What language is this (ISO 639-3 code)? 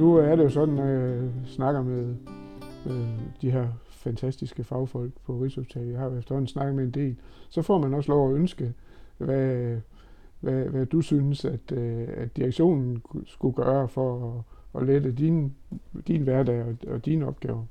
dan